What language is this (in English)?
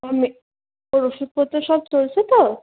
Bangla